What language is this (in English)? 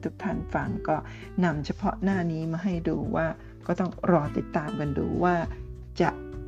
Thai